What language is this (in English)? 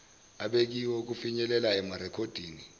Zulu